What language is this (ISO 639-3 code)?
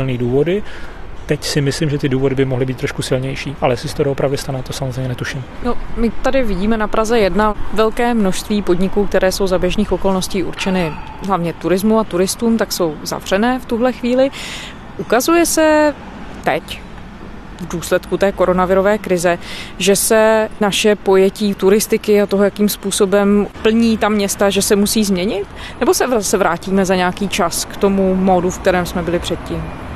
ces